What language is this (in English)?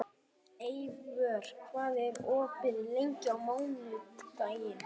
Icelandic